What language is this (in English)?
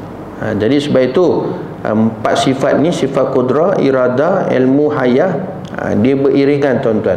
Malay